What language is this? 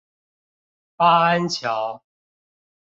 Chinese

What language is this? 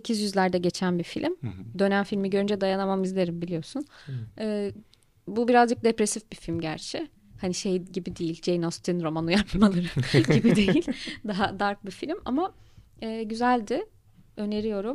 Turkish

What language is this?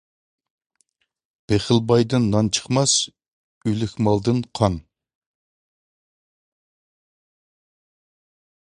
Uyghur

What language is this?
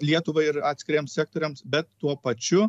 Lithuanian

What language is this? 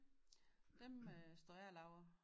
Danish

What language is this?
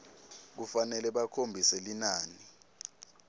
Swati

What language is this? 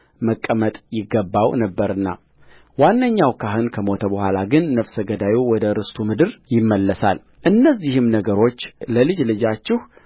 Amharic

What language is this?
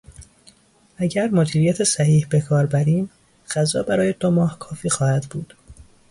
Persian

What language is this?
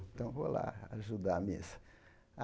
Portuguese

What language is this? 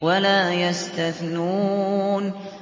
Arabic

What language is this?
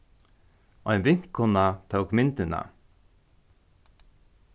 Faroese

